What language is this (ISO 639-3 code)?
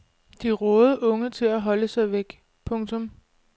dan